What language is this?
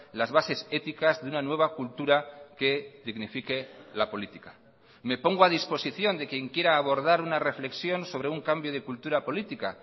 Spanish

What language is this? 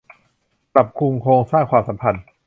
Thai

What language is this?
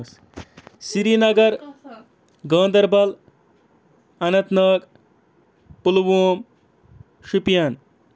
Kashmiri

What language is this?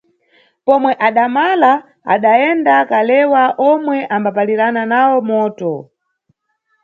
Nyungwe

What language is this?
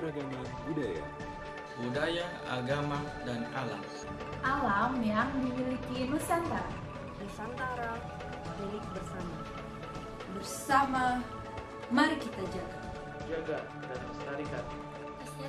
Indonesian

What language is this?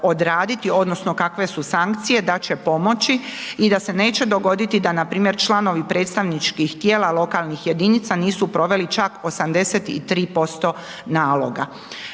Croatian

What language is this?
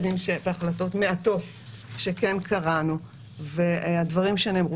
Hebrew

